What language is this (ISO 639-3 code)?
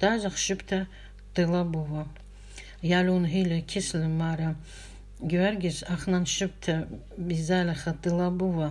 rus